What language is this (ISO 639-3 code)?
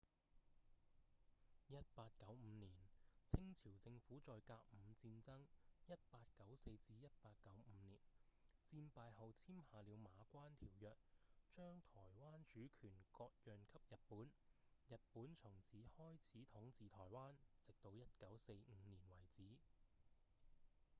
yue